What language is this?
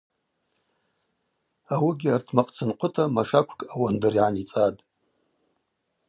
Abaza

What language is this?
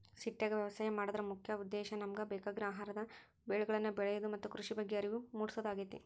Kannada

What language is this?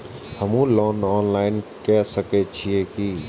Maithili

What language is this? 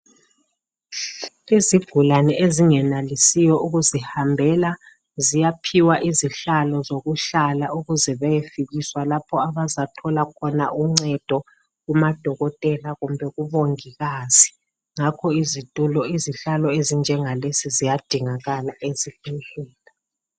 North Ndebele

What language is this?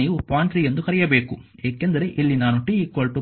Kannada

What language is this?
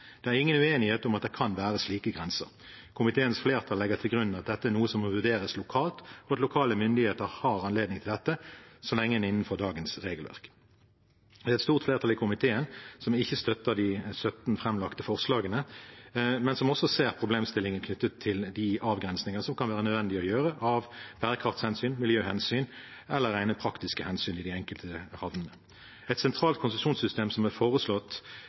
Norwegian Bokmål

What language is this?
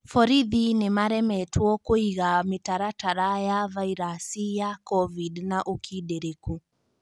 Kikuyu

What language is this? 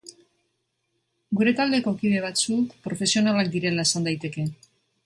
Basque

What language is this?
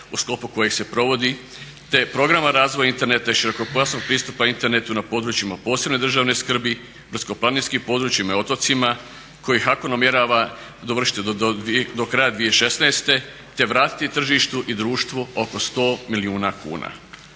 Croatian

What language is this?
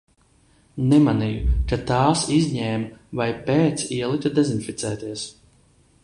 Latvian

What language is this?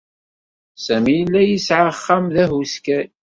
Kabyle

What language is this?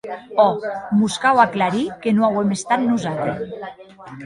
Occitan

